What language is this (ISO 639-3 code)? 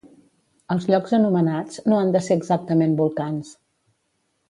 cat